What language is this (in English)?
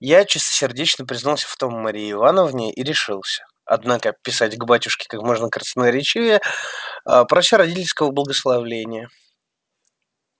Russian